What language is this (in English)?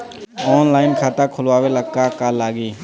Bhojpuri